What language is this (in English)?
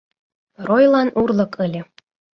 Mari